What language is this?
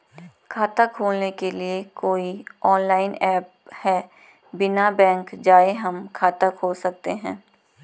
Hindi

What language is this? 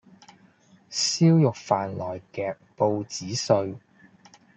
Cantonese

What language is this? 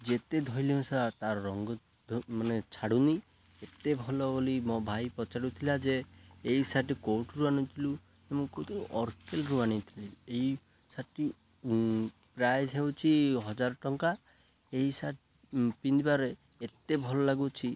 Odia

